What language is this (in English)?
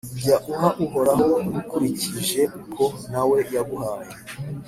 Kinyarwanda